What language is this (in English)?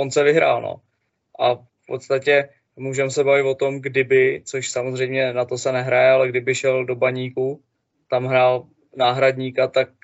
Czech